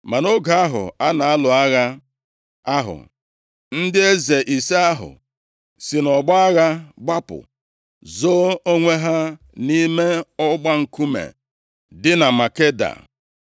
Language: Igbo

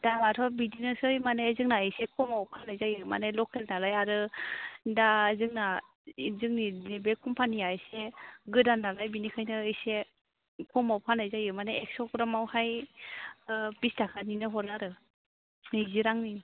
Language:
Bodo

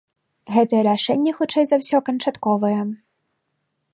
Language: Belarusian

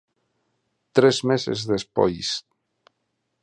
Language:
Galician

